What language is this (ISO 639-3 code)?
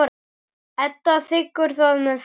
isl